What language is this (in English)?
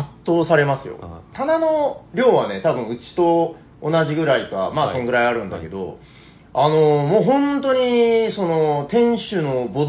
Japanese